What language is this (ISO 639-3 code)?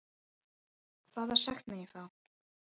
isl